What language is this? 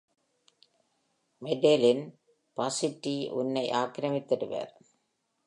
Tamil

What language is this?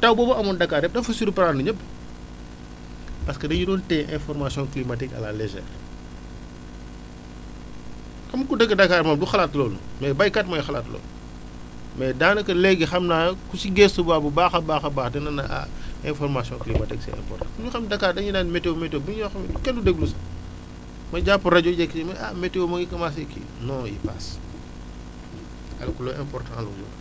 Wolof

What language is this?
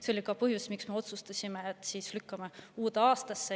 Estonian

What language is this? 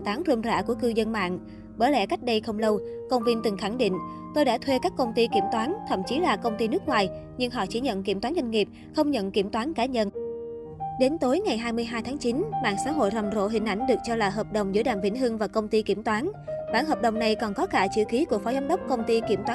Vietnamese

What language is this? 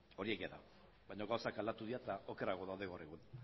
Basque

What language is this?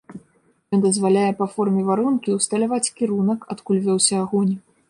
Belarusian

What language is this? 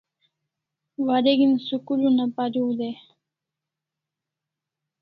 Kalasha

